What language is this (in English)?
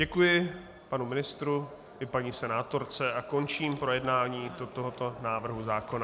Czech